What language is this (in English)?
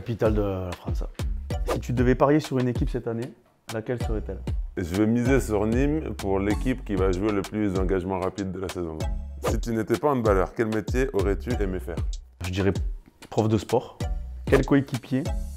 French